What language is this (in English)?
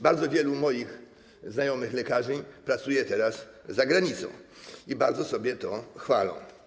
Polish